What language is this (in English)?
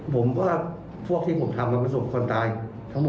Thai